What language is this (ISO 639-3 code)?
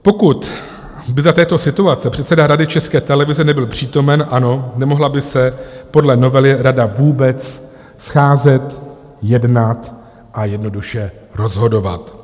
ces